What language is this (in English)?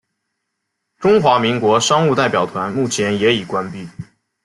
Chinese